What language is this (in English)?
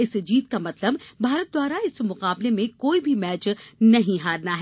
Hindi